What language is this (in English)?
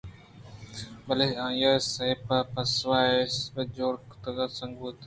Eastern Balochi